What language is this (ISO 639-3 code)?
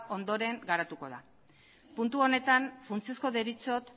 eus